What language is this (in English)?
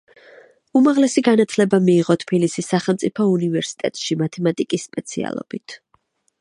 Georgian